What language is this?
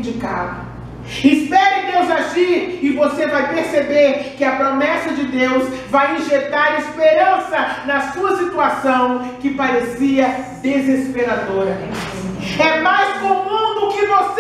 Portuguese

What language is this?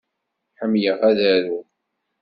Kabyle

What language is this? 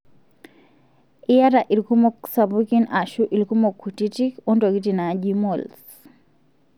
Masai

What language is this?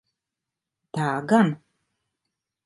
Latvian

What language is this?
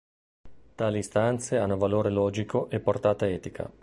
Italian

